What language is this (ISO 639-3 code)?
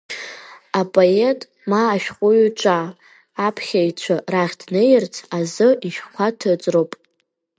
abk